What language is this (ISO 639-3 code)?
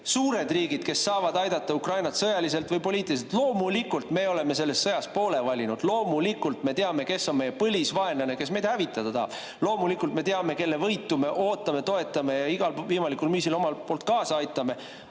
est